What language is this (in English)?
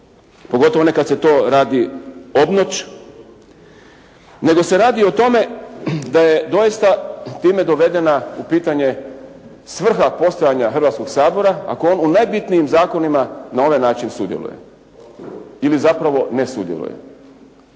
Croatian